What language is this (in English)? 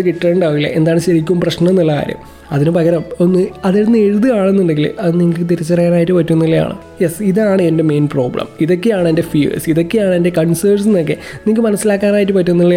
Malayalam